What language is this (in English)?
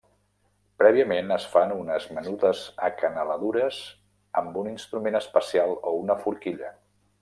Catalan